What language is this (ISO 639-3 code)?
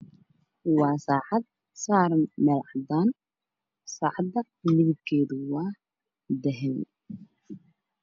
som